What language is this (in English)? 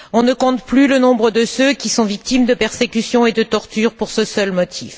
French